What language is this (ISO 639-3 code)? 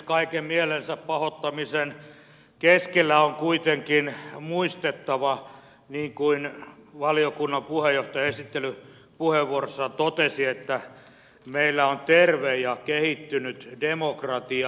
fin